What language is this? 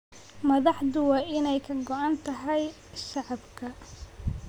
Somali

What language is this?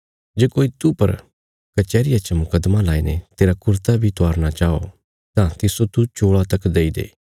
Bilaspuri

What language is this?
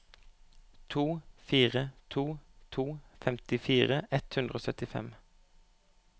Norwegian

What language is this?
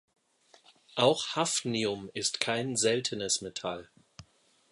German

